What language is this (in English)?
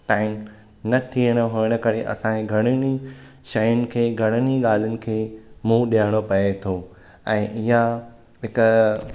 Sindhi